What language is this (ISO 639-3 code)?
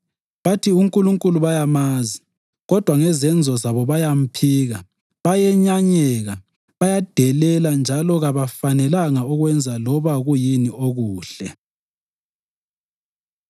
nde